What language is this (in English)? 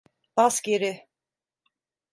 Turkish